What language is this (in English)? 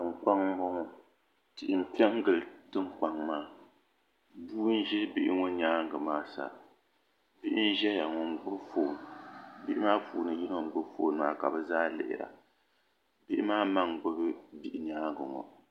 Dagbani